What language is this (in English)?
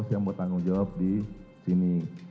Indonesian